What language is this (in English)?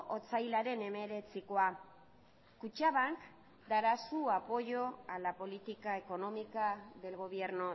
Spanish